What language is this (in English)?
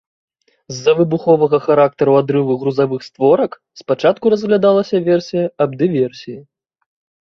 Belarusian